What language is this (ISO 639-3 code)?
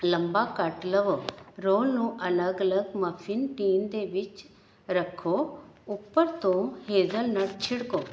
pan